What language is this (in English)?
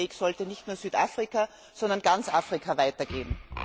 German